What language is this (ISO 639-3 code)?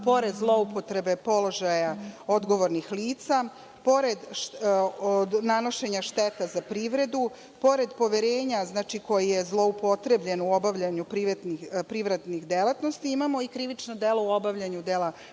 srp